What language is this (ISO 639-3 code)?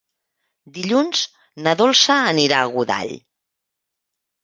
cat